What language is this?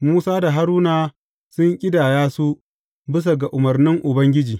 Hausa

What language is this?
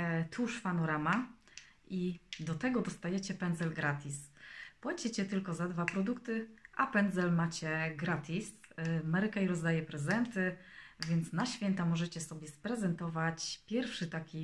Polish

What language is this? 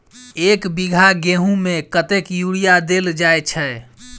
Maithili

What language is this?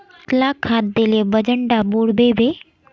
Magahi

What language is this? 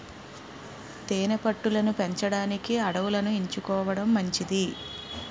Telugu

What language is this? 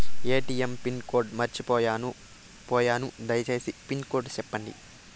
Telugu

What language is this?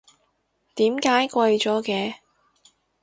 Cantonese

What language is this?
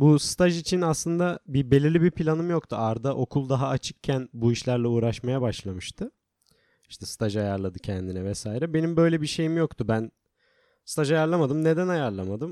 Turkish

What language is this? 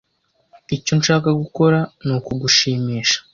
Kinyarwanda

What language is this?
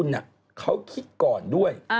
Thai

